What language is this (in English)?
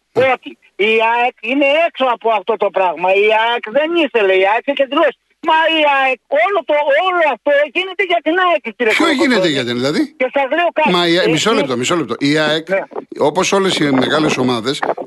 Greek